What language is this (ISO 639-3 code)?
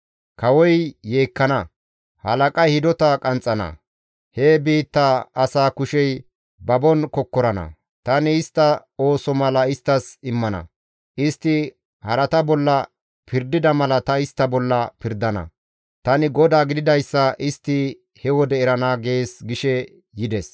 gmv